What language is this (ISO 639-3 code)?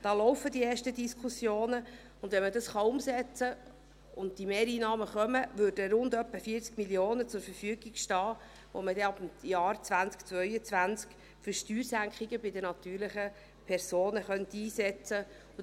gsw